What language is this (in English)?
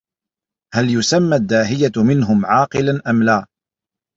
Arabic